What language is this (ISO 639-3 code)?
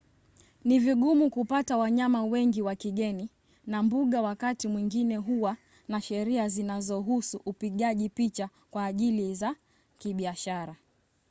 swa